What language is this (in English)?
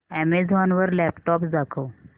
Marathi